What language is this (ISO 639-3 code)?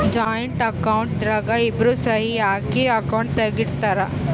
kan